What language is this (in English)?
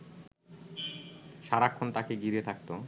Bangla